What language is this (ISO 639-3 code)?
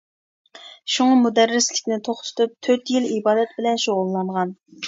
uig